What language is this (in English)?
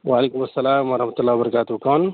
Urdu